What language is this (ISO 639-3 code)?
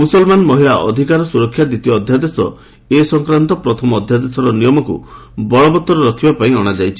ori